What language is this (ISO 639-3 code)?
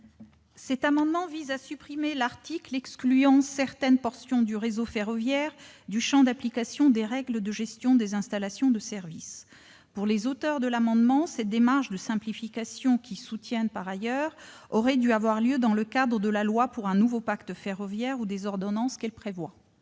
fra